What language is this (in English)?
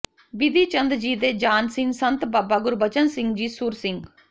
Punjabi